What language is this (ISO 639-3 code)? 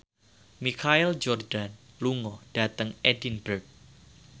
jav